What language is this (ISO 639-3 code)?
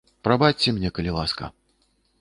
bel